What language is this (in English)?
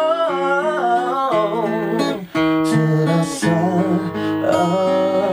Malay